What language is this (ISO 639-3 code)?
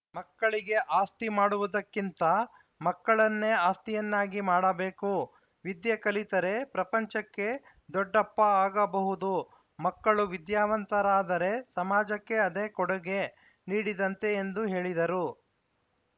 kan